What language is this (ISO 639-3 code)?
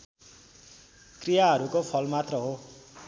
nep